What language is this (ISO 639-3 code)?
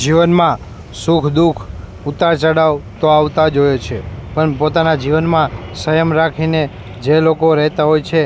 guj